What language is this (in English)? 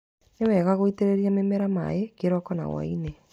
Kikuyu